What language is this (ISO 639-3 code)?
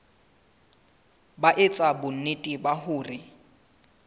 sot